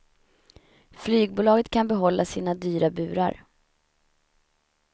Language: Swedish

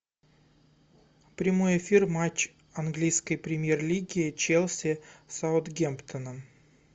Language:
Russian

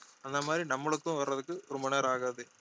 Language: Tamil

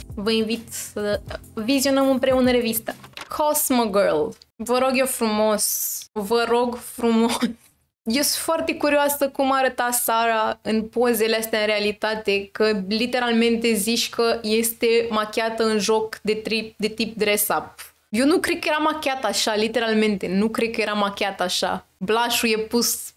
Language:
Romanian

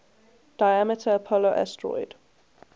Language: English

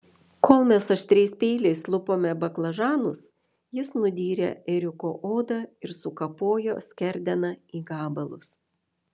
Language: Lithuanian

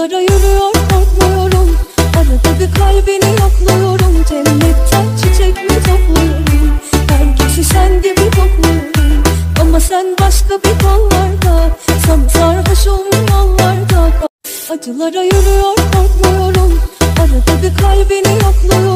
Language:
Turkish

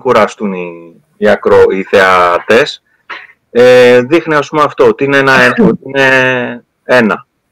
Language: Greek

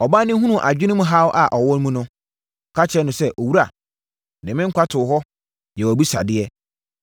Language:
Akan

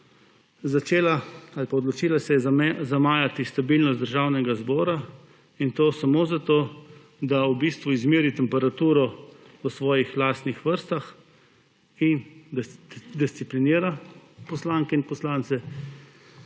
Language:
Slovenian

